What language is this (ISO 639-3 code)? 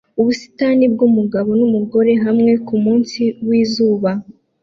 kin